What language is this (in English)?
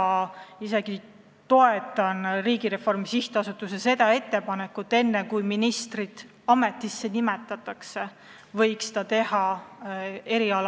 Estonian